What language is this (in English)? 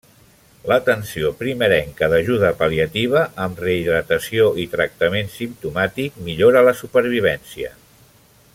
Catalan